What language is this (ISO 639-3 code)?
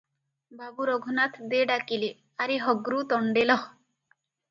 ori